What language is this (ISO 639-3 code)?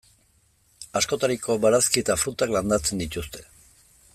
eus